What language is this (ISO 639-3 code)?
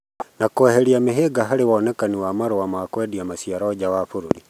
kik